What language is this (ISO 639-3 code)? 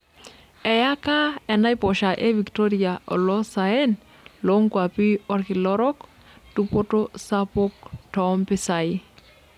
mas